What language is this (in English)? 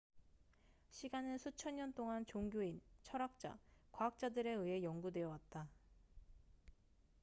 Korean